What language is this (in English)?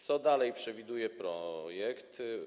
Polish